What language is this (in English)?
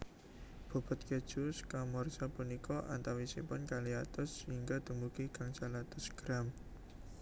Javanese